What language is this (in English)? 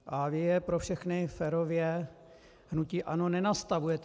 Czech